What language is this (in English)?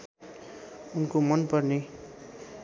Nepali